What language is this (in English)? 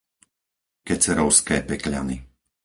Slovak